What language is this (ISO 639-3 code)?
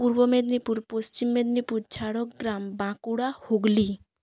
ben